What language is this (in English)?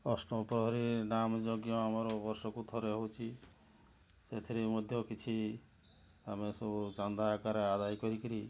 Odia